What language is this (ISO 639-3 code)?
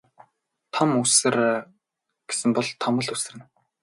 mon